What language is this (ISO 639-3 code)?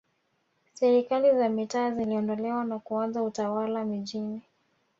swa